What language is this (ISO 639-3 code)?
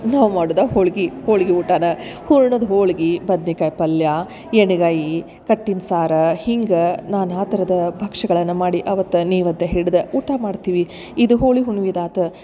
kan